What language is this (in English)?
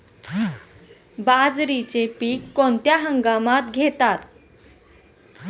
Marathi